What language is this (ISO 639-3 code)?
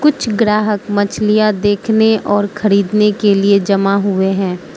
hin